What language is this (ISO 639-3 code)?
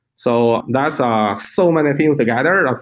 eng